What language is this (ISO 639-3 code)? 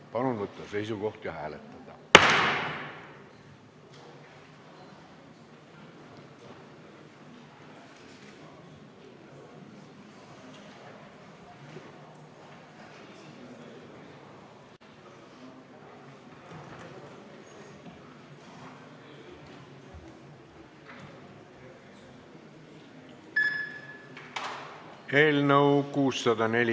est